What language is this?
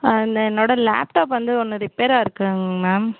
Tamil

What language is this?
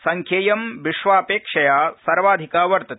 Sanskrit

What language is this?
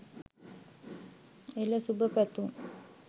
Sinhala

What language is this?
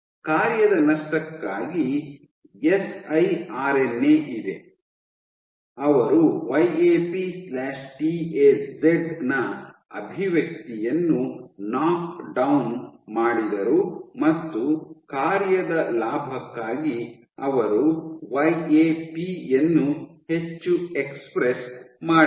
Kannada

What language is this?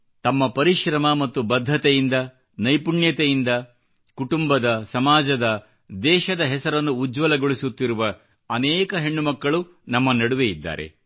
Kannada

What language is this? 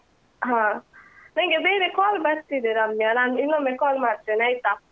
Kannada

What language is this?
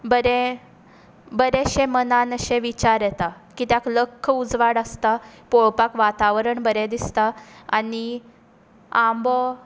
Konkani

